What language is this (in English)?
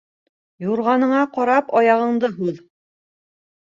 Bashkir